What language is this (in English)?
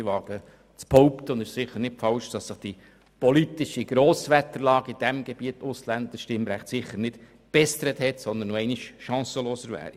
Swiss German